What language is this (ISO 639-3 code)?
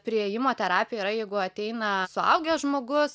lit